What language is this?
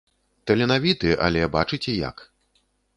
Belarusian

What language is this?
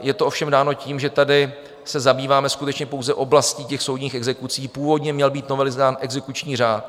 Czech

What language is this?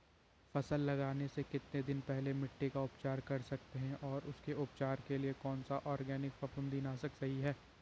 Hindi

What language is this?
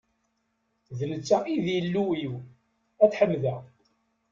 Kabyle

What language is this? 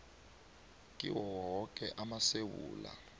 South Ndebele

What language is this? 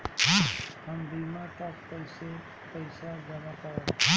Bhojpuri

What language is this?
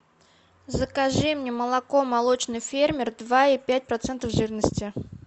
Russian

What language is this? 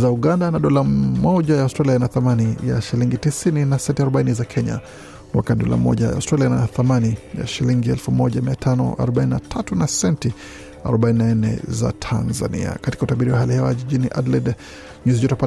Swahili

